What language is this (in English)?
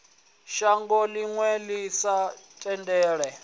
Venda